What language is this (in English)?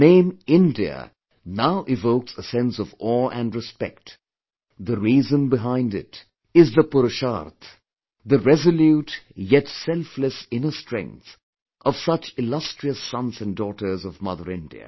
English